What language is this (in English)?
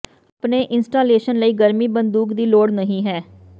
Punjabi